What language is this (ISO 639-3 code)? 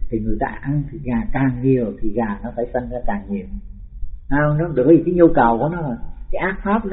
vie